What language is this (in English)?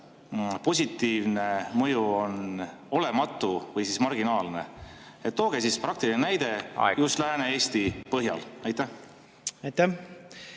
Estonian